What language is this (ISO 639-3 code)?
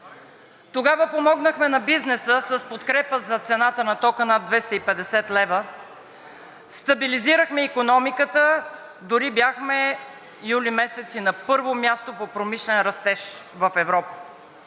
bul